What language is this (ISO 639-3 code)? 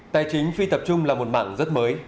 vie